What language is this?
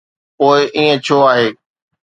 Sindhi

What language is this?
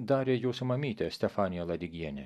Lithuanian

